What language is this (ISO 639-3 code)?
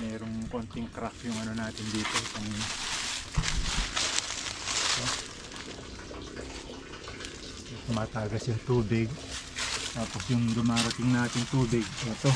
fil